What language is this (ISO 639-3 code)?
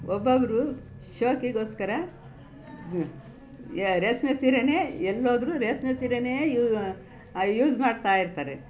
kan